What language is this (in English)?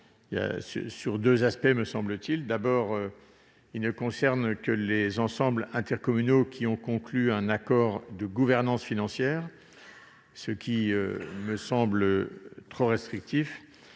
French